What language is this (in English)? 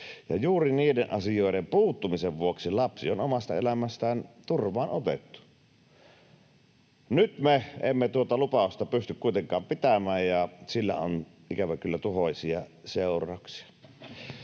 Finnish